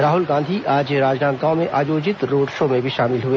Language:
Hindi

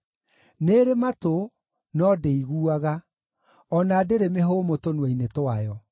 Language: Kikuyu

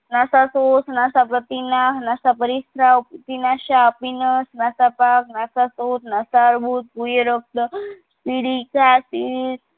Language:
Gujarati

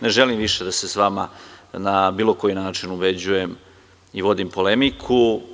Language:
Serbian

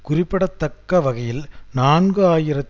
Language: Tamil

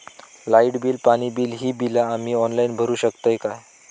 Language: Marathi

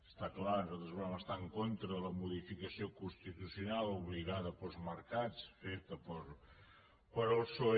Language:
Catalan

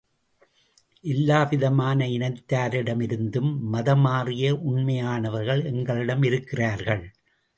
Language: Tamil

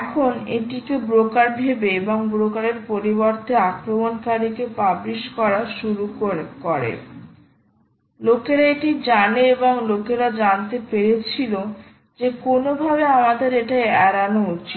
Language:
Bangla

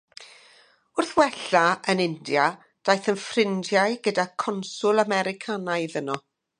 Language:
Welsh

